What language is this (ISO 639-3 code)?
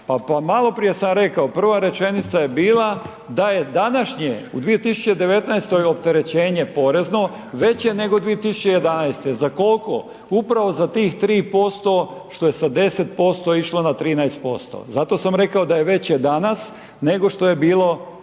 hrv